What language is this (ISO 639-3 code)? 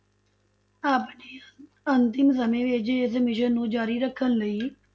pan